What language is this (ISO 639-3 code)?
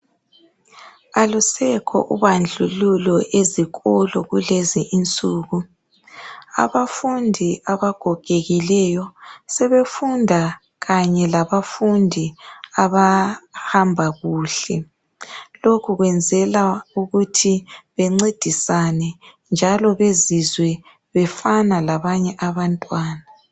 nde